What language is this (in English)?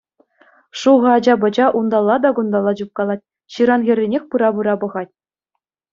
Chuvash